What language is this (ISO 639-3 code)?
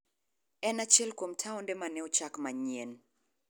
luo